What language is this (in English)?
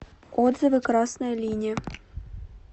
Russian